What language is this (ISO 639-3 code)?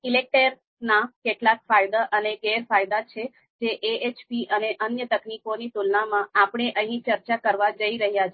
guj